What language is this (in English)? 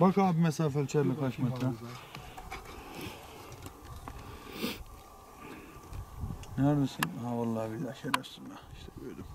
Turkish